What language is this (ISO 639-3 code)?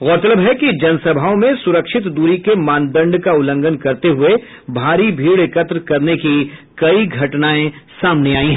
hin